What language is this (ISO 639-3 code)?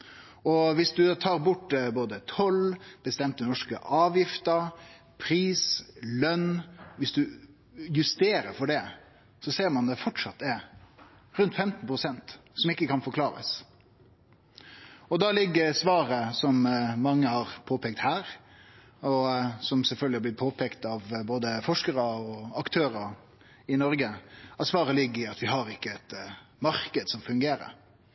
nno